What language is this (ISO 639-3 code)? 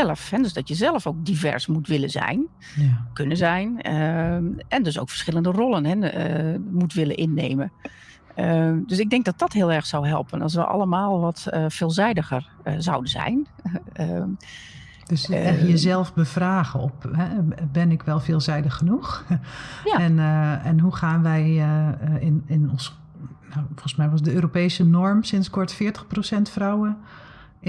nld